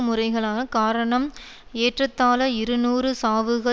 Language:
Tamil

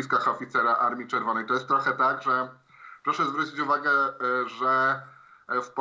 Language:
Polish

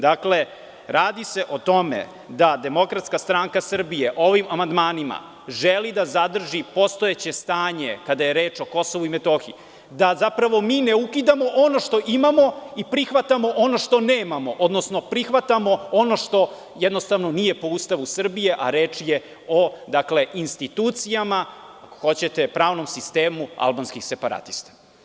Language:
Serbian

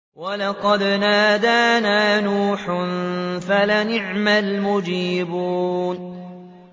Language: Arabic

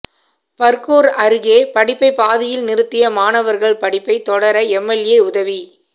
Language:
Tamil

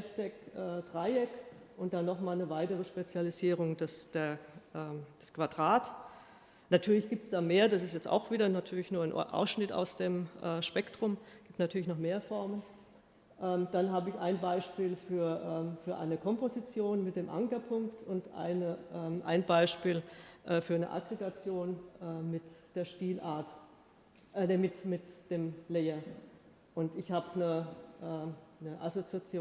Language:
German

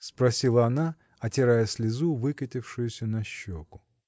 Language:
Russian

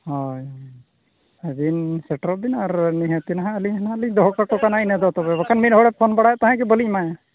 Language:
Santali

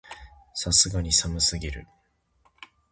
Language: Japanese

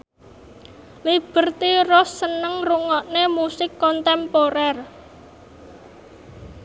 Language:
Javanese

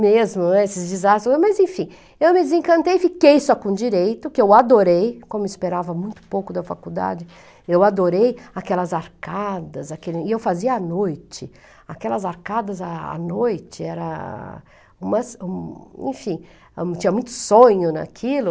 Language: Portuguese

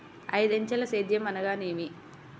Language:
Telugu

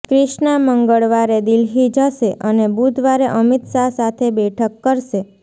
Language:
Gujarati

